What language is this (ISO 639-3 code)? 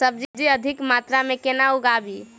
mai